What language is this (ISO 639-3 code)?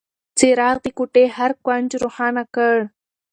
pus